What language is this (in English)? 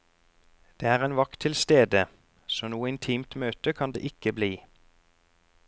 Norwegian